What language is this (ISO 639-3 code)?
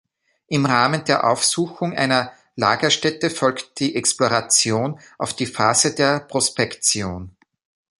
deu